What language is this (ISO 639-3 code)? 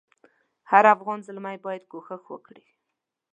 pus